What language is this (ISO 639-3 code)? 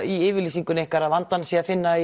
isl